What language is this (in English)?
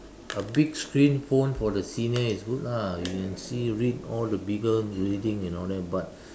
English